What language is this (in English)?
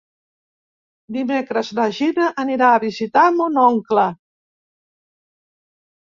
Catalan